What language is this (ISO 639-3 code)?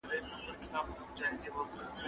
pus